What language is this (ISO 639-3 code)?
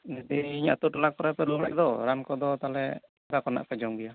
sat